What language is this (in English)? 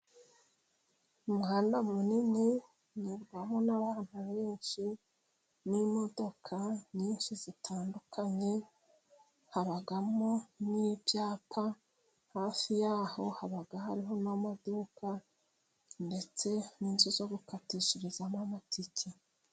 Kinyarwanda